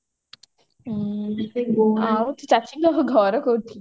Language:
Odia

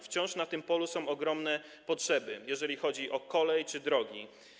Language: Polish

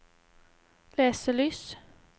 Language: Norwegian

